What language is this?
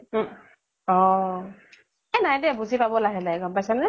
Assamese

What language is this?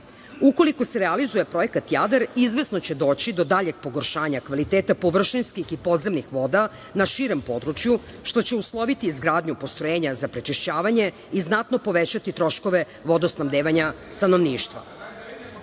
Serbian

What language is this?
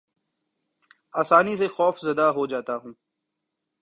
Urdu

